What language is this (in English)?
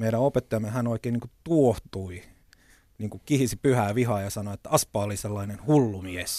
Finnish